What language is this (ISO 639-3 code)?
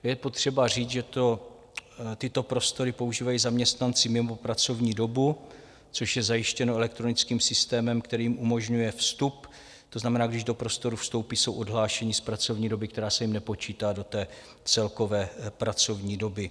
ces